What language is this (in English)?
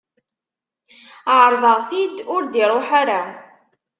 Kabyle